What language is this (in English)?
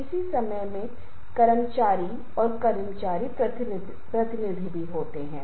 Hindi